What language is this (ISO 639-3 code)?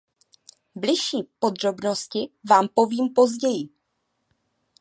ces